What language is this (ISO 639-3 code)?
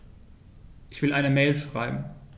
deu